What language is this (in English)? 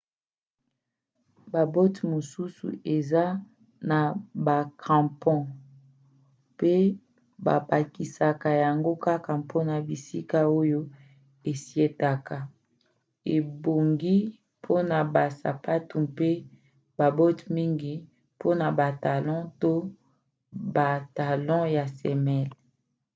Lingala